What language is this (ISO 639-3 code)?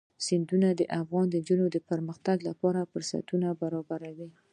pus